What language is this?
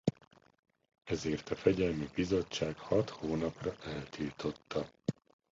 Hungarian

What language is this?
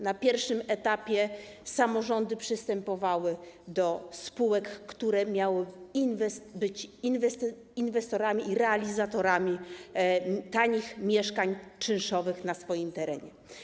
Polish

